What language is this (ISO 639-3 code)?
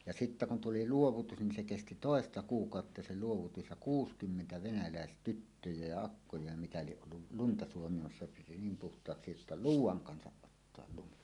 fin